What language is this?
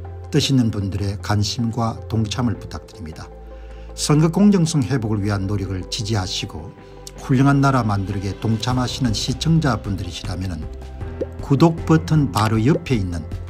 Korean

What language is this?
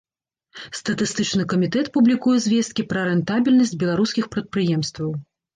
Belarusian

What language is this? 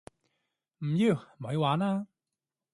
Cantonese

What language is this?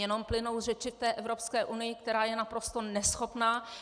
Czech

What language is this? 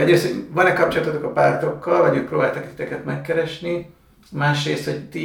Hungarian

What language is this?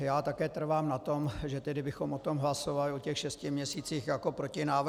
Czech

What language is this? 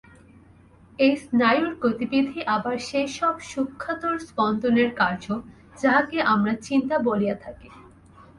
Bangla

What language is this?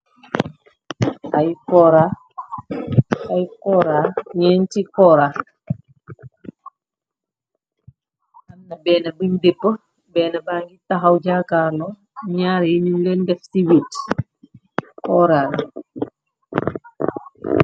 Wolof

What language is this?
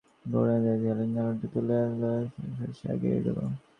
Bangla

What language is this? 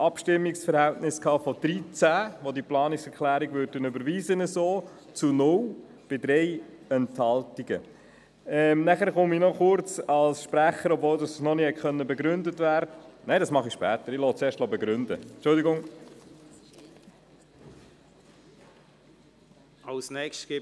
Swiss German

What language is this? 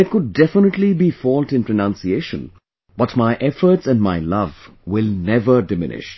English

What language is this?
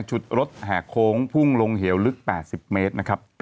Thai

